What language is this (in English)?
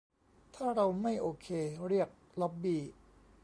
Thai